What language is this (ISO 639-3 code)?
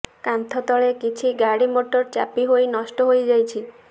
ori